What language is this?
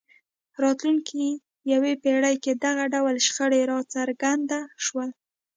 Pashto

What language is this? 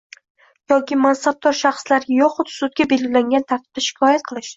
Uzbek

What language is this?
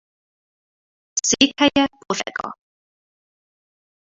Hungarian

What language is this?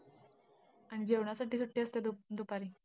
Marathi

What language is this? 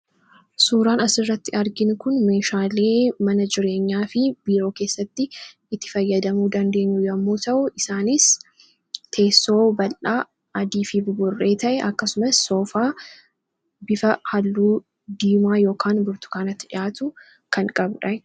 Oromo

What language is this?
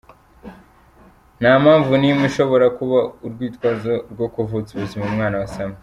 Kinyarwanda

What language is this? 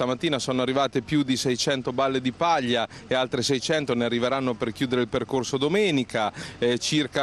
Italian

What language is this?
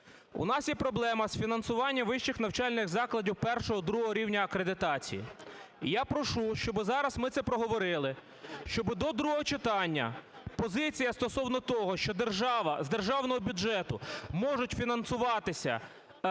Ukrainian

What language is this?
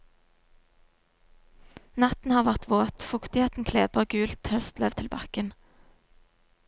Norwegian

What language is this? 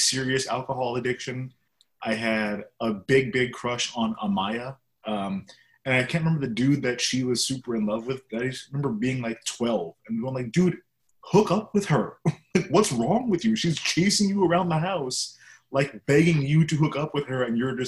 English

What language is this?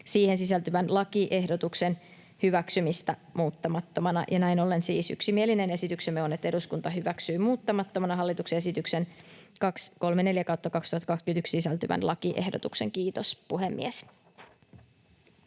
Finnish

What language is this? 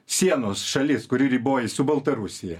Lithuanian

